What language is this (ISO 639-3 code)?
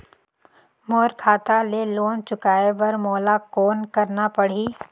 hne